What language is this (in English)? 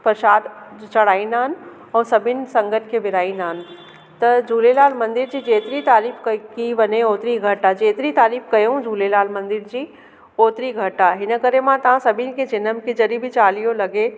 Sindhi